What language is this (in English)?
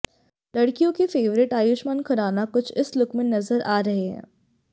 Hindi